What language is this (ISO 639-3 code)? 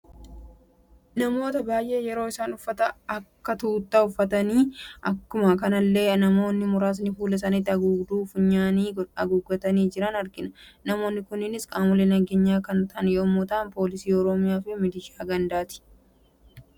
orm